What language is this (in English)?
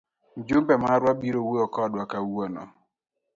Luo (Kenya and Tanzania)